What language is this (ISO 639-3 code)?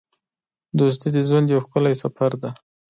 pus